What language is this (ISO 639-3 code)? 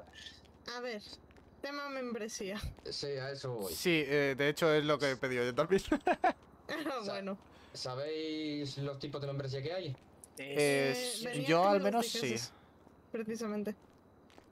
spa